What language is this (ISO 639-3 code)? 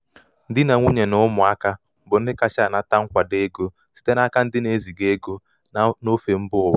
ibo